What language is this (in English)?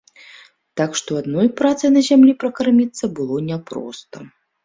Belarusian